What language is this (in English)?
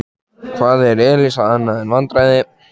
Icelandic